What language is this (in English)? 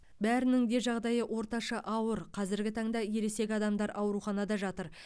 Kazakh